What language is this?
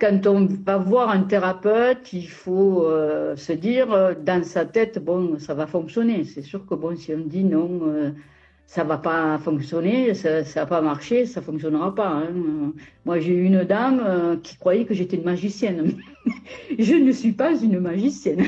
French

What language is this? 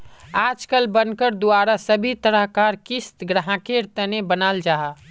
Magahi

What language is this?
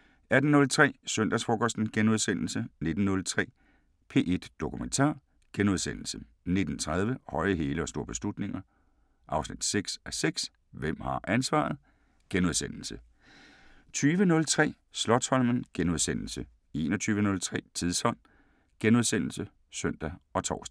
Danish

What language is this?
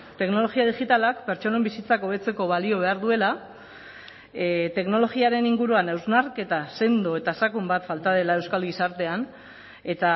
Basque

